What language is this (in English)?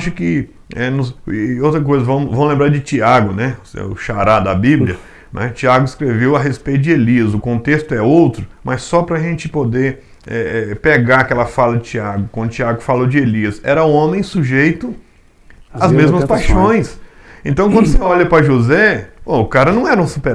Portuguese